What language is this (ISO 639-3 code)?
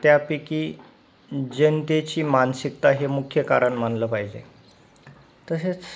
mar